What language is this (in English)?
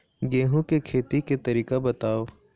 Chhattisgarhi